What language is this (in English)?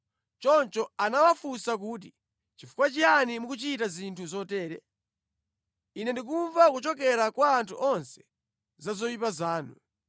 Nyanja